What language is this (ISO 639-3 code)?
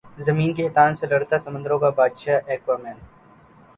urd